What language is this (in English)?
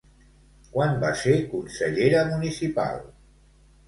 Catalan